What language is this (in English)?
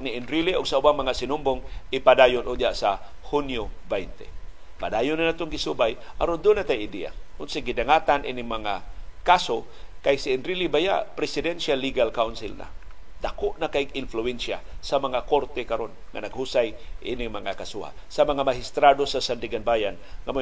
Filipino